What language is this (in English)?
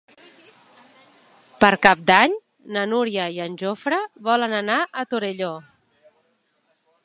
Catalan